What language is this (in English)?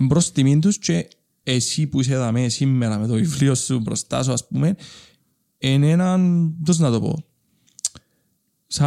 Greek